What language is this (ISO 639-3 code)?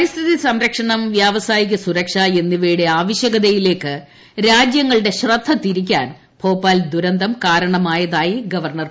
mal